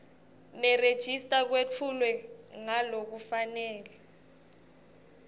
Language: Swati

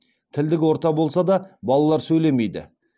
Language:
Kazakh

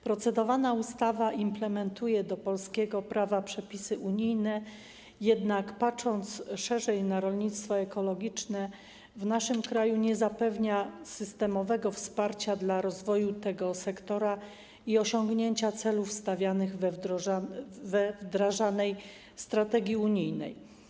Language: Polish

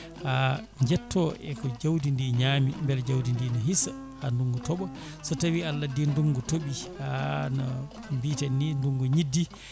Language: Fula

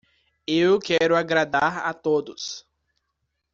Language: Portuguese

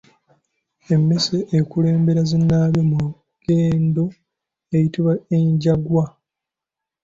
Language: Ganda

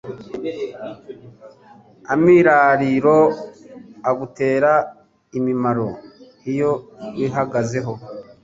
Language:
Kinyarwanda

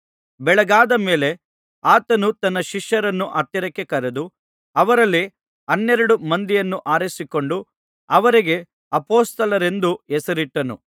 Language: Kannada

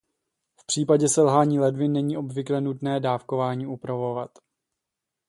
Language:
Czech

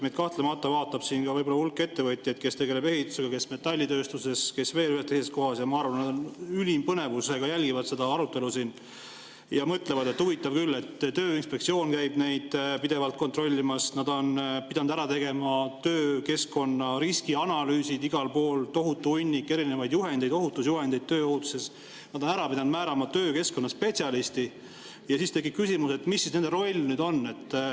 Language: Estonian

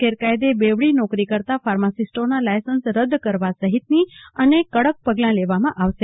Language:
Gujarati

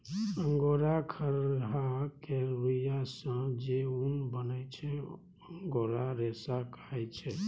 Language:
Maithili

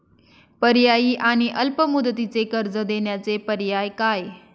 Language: Marathi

